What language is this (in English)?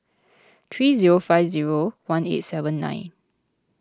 English